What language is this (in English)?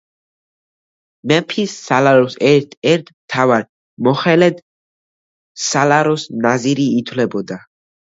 Georgian